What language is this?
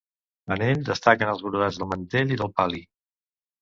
Catalan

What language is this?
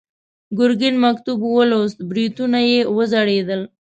Pashto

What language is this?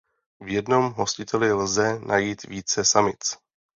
Czech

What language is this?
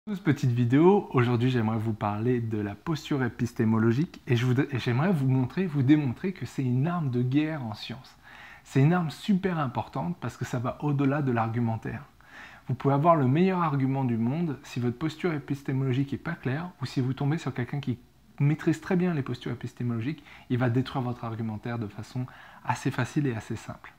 French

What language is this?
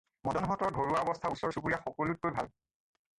Assamese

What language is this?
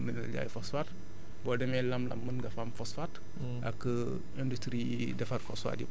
Wolof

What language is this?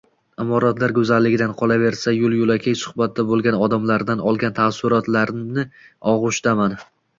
Uzbek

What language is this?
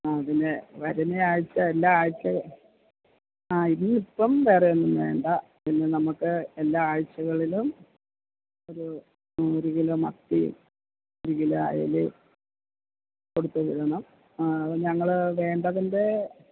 Malayalam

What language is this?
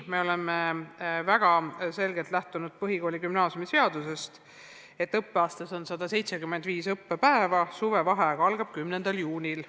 Estonian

